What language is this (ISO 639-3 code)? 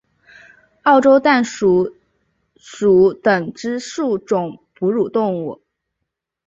zho